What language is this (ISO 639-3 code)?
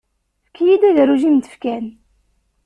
kab